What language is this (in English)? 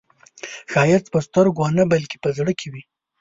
Pashto